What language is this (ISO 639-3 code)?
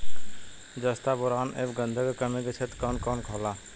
bho